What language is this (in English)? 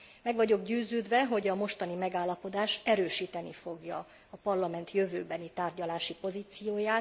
Hungarian